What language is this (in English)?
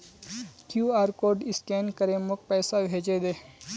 Magahi